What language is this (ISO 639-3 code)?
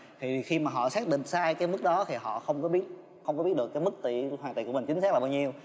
vie